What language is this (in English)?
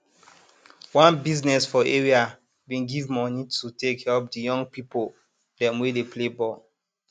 Nigerian Pidgin